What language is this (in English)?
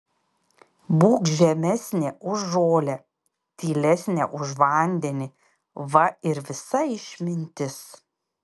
Lithuanian